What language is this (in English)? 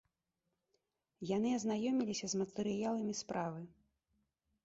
Belarusian